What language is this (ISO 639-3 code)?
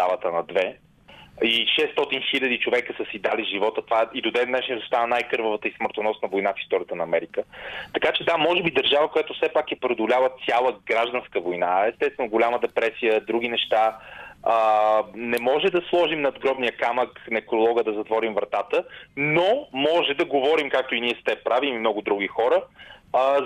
bul